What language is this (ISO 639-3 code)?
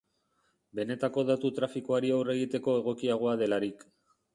eus